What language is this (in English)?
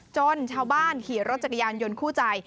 Thai